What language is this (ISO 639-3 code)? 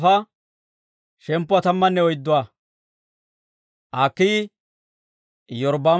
dwr